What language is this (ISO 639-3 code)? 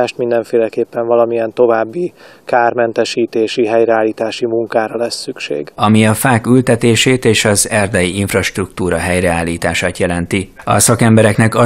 hun